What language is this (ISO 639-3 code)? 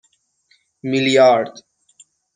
fas